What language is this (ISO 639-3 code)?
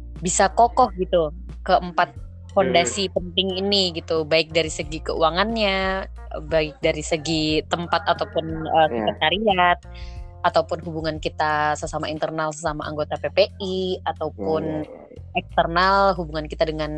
ind